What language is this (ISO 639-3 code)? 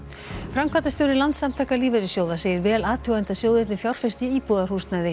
isl